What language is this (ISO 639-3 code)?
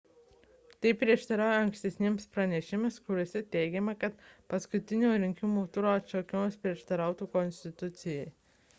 lit